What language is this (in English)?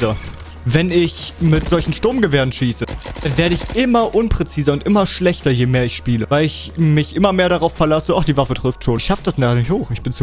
German